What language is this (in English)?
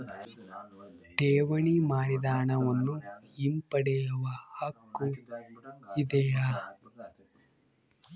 Kannada